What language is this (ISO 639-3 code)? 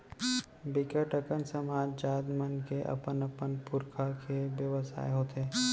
hne